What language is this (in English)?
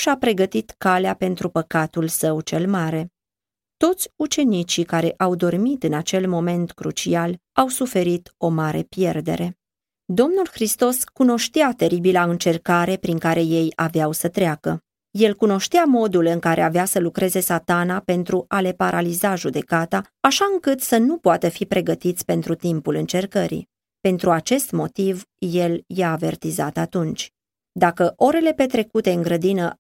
Romanian